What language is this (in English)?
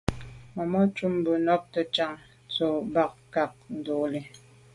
Medumba